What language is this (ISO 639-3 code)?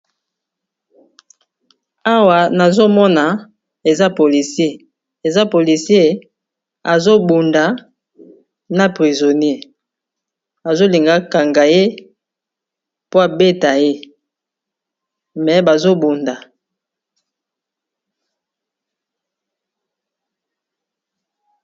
lin